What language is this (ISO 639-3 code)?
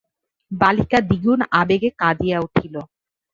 ben